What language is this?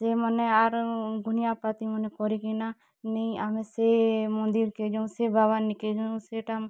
Odia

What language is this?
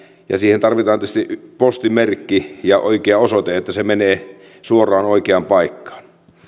Finnish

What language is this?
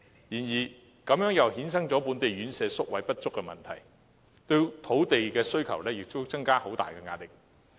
Cantonese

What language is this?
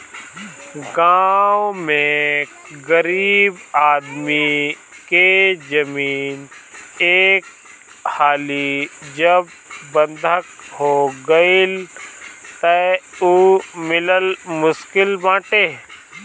Bhojpuri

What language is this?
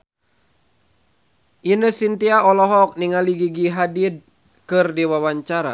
Sundanese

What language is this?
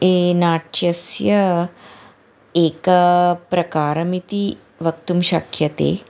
Sanskrit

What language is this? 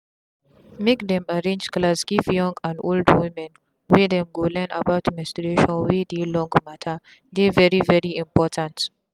Nigerian Pidgin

